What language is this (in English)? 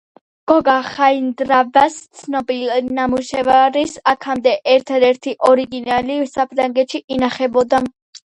Georgian